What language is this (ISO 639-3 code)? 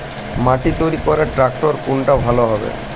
ben